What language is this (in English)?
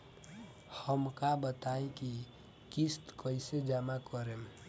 Bhojpuri